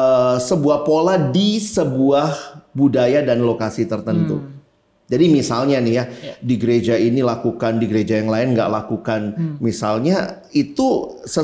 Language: Indonesian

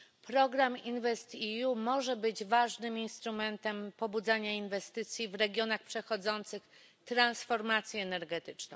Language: Polish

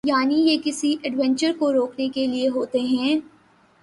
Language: Urdu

